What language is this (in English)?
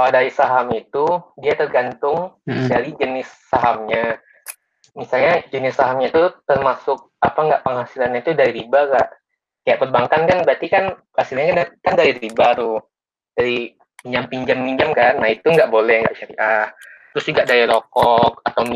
Indonesian